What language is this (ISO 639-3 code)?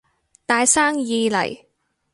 yue